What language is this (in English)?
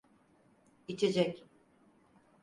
Turkish